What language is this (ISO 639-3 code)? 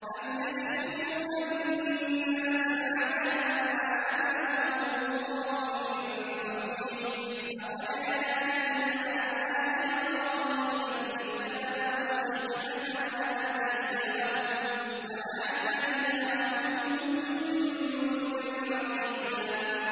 ara